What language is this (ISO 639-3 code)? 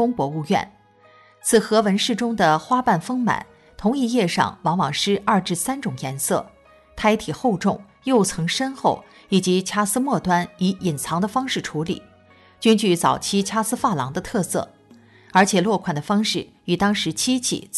zho